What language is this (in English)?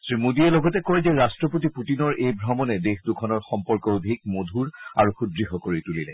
Assamese